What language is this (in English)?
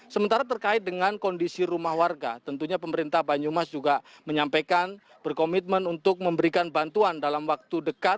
Indonesian